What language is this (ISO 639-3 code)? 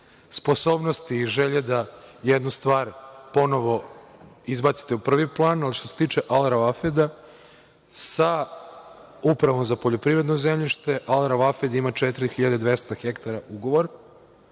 srp